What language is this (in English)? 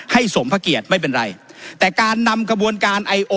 Thai